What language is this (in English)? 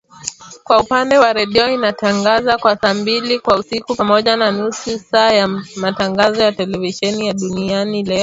Swahili